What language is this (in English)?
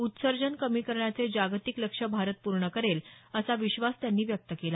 Marathi